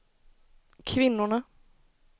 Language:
Swedish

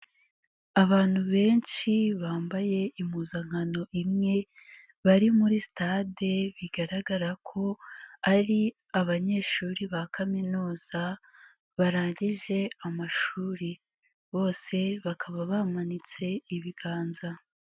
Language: Kinyarwanda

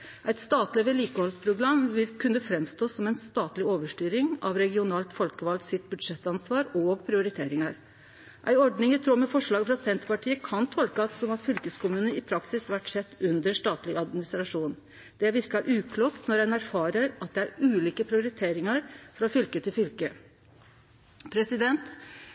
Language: Norwegian Nynorsk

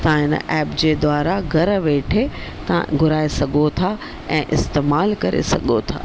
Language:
Sindhi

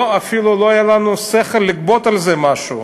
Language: Hebrew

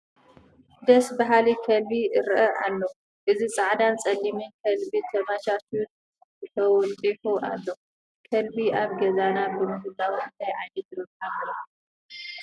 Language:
Tigrinya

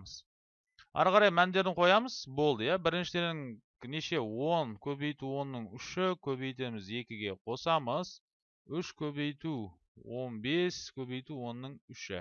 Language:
Turkish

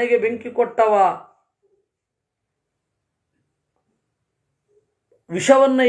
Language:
Hindi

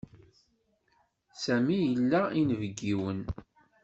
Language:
Kabyle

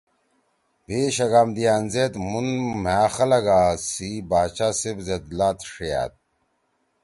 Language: Torwali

